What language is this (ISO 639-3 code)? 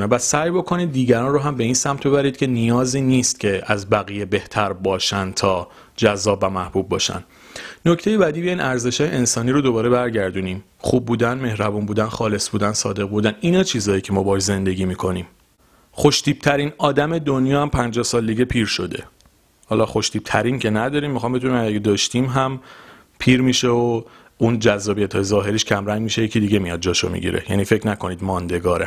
fas